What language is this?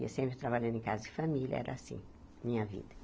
Portuguese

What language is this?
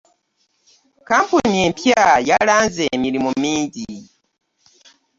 Ganda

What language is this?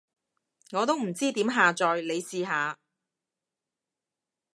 Cantonese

